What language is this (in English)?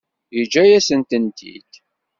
Kabyle